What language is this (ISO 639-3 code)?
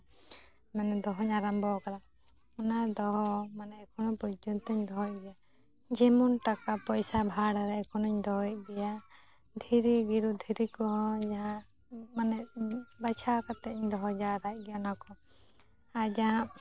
sat